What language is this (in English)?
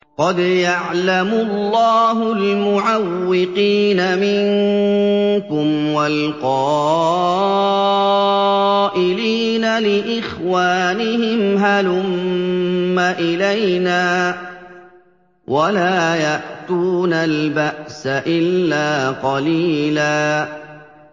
Arabic